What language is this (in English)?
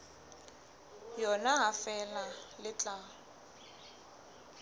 Southern Sotho